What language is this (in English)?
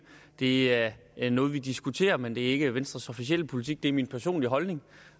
Danish